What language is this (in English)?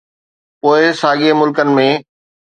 Sindhi